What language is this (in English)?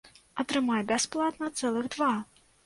Belarusian